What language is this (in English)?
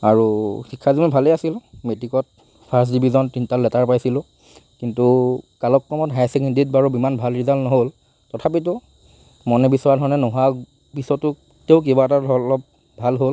Assamese